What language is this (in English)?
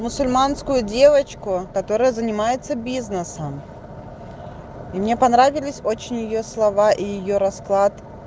Russian